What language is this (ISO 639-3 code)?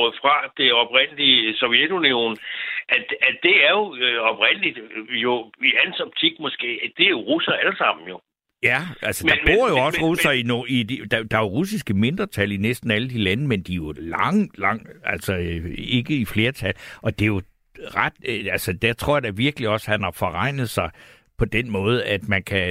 dan